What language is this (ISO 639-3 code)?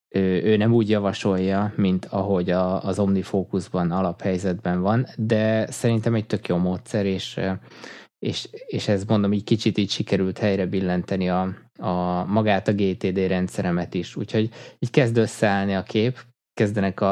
hun